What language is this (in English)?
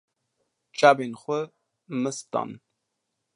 Kurdish